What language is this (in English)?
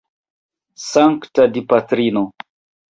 Esperanto